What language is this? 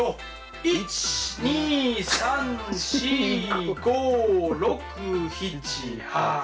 Japanese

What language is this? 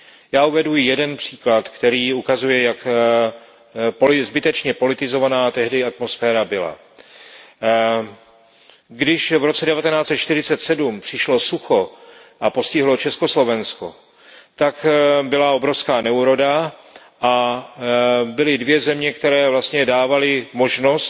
Czech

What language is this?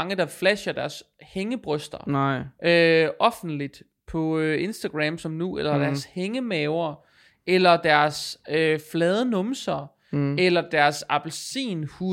Danish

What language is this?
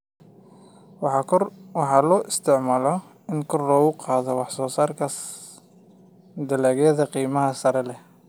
Somali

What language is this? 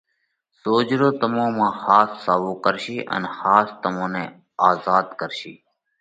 Parkari Koli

